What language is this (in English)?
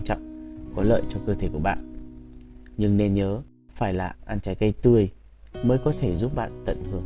Vietnamese